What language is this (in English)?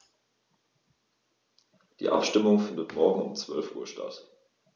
German